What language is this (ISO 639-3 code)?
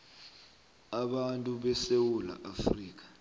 nbl